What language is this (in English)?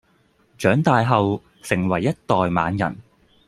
Cantonese